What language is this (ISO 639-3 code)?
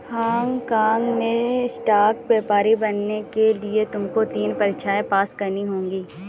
hin